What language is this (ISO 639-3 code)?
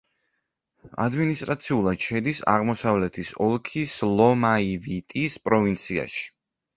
kat